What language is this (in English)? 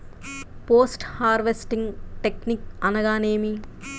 Telugu